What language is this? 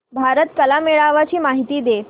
Marathi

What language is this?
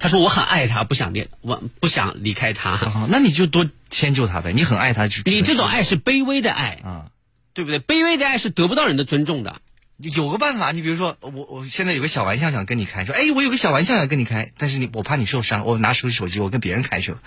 Chinese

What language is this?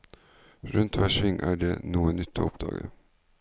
Norwegian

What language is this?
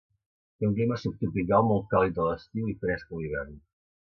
Catalan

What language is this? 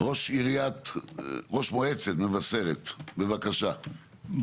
Hebrew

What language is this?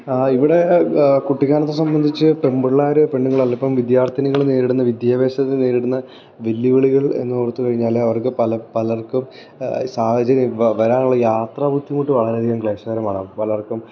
Malayalam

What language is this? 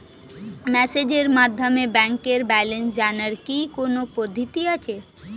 Bangla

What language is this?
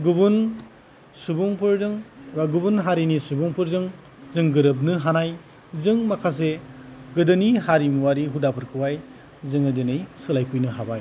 Bodo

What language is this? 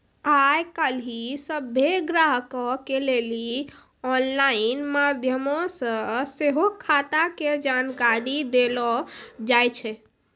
Maithili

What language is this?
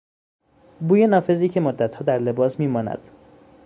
Persian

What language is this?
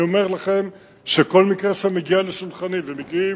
Hebrew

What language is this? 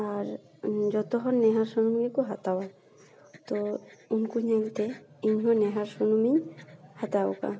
Santali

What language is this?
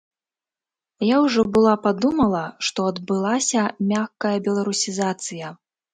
Belarusian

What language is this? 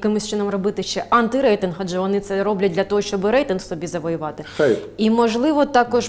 Ukrainian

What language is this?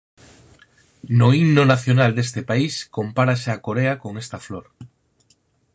Galician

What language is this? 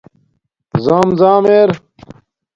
Domaaki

